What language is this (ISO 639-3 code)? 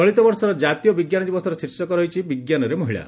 ori